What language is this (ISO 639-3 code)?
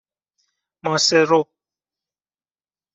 fas